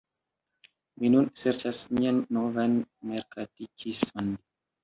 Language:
Esperanto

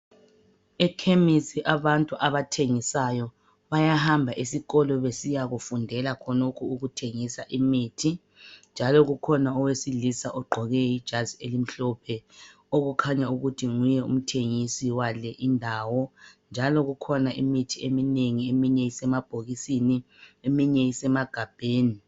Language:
North Ndebele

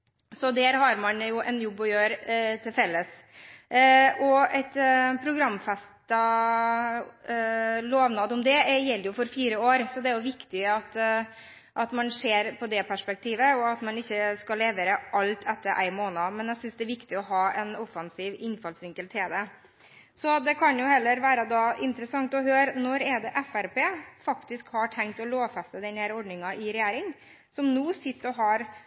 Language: Norwegian Bokmål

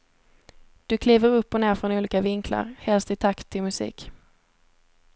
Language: Swedish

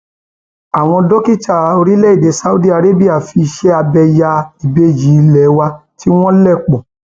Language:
Yoruba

